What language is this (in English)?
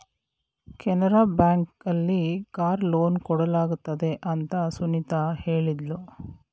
Kannada